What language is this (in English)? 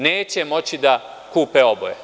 Serbian